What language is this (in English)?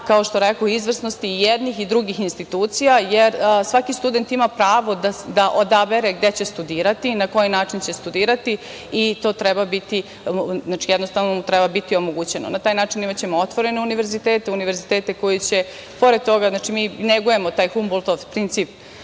Serbian